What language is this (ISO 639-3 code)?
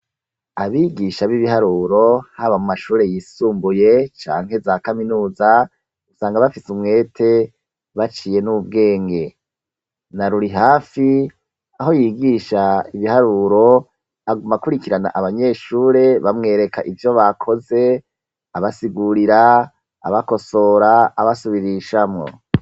run